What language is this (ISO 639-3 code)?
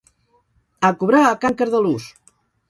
cat